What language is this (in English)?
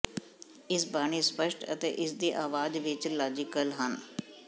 Punjabi